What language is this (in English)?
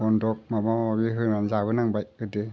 Bodo